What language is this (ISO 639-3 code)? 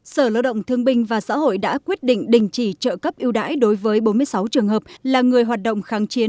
vie